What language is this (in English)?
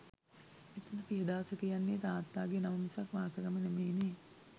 Sinhala